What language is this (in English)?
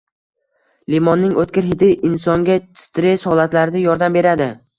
Uzbek